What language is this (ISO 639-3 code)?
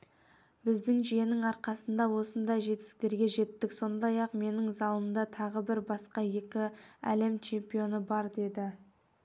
kaz